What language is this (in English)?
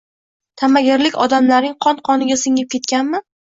Uzbek